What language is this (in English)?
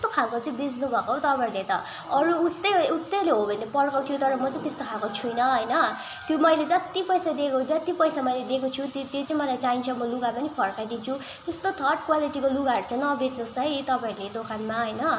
Nepali